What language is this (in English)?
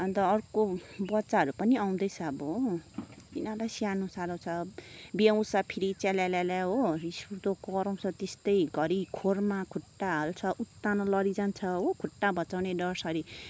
Nepali